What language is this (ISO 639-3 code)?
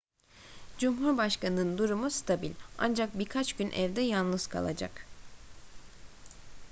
tur